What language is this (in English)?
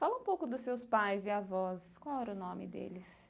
Portuguese